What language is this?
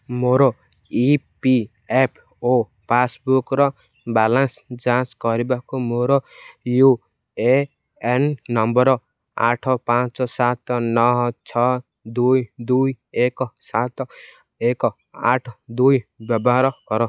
Odia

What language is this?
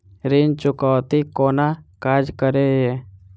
Maithili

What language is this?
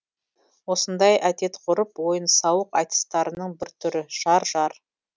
Kazakh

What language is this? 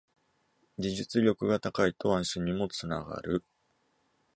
Japanese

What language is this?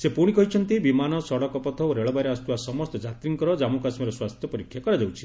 Odia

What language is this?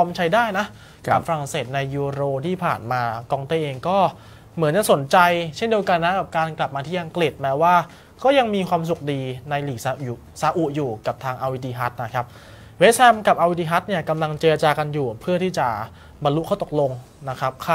Thai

